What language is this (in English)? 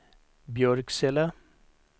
Swedish